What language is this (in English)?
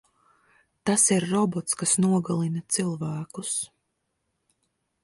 Latvian